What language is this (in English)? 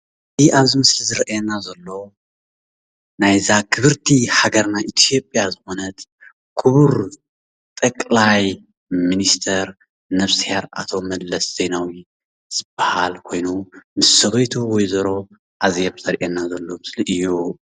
Tigrinya